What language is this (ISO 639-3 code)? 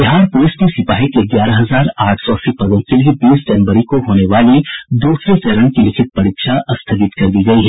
hin